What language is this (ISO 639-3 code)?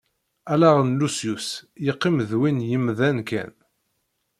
kab